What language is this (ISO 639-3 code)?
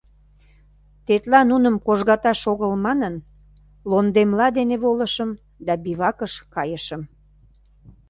chm